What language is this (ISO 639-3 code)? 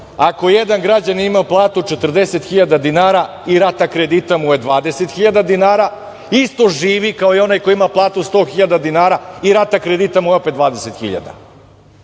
srp